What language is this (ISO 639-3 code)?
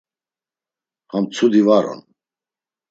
lzz